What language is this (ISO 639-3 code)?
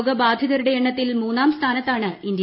mal